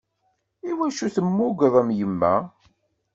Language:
Kabyle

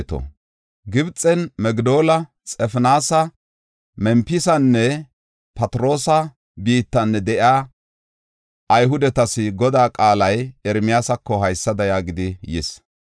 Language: Gofa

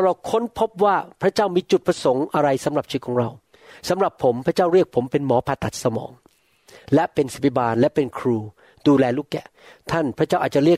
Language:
Thai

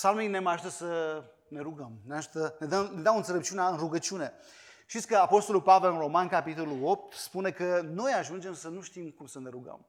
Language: Romanian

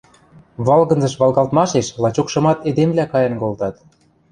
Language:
Western Mari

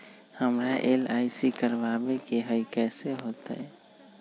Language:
Magahi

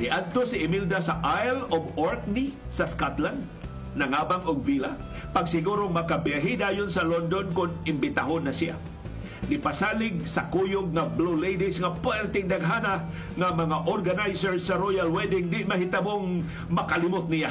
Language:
Filipino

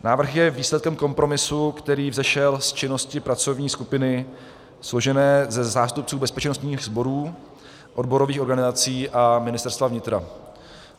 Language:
Czech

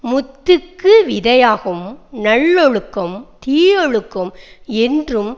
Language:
Tamil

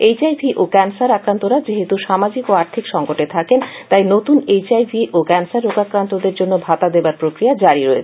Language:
Bangla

